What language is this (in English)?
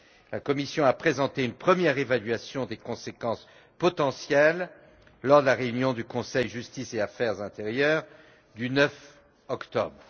French